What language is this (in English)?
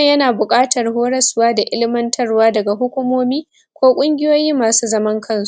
Hausa